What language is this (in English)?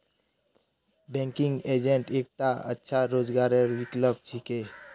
Magahi